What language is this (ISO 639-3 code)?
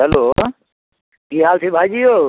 mai